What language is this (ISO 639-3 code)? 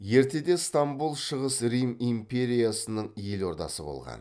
kaz